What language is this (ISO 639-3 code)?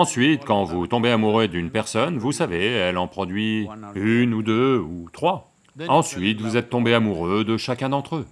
fra